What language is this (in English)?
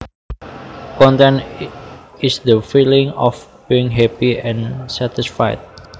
Javanese